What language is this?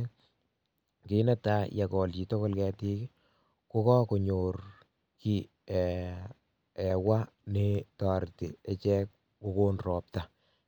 Kalenjin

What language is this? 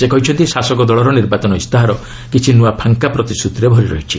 Odia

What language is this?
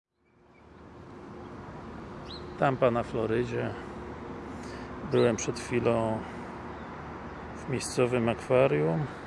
Polish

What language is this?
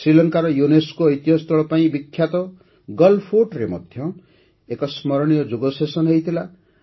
Odia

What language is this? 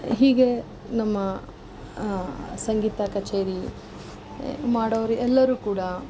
Kannada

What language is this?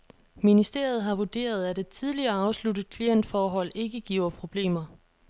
Danish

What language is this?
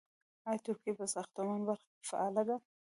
Pashto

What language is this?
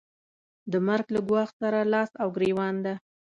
Pashto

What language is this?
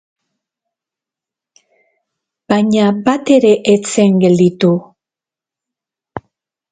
Basque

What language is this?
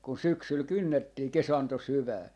Finnish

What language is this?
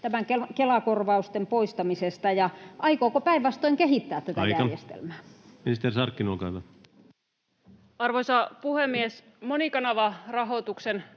Finnish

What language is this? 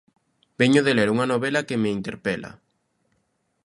Galician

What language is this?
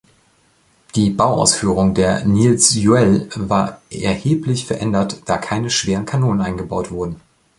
German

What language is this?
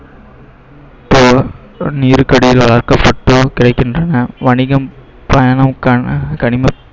Tamil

